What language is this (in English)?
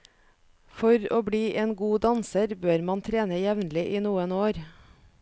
Norwegian